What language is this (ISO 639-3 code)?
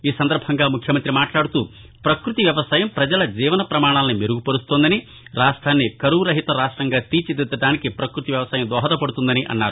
tel